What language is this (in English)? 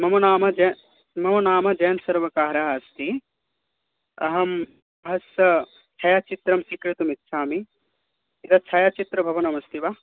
Sanskrit